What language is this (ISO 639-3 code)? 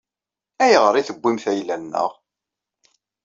kab